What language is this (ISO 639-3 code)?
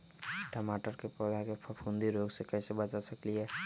mag